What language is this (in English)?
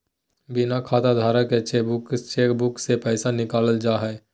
Magahi